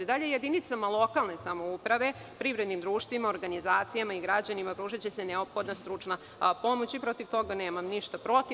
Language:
Serbian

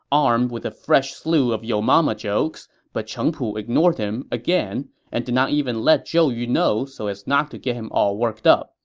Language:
English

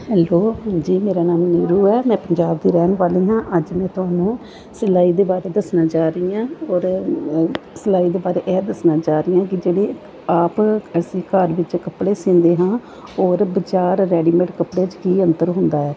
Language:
Punjabi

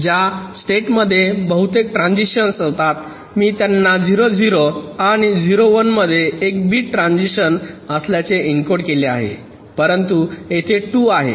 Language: Marathi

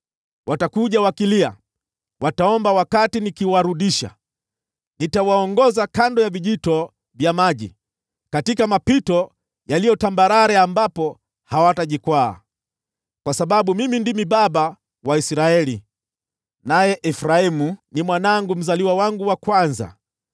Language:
Swahili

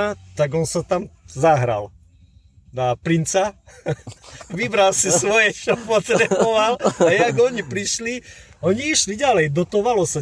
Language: Slovak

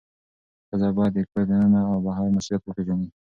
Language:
Pashto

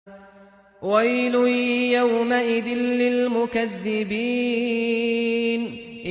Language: Arabic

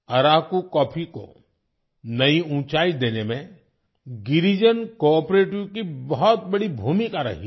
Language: Hindi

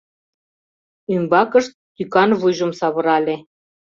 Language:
Mari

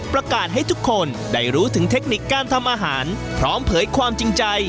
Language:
Thai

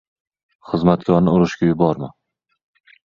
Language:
Uzbek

